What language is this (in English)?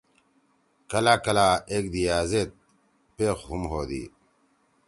Torwali